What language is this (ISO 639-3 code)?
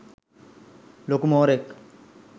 sin